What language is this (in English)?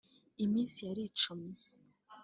Kinyarwanda